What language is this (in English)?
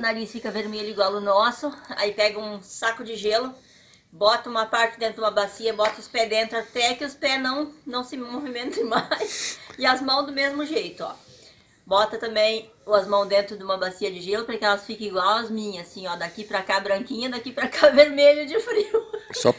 Portuguese